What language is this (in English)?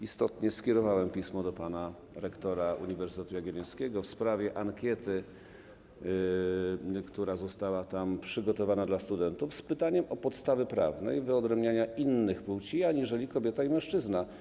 Polish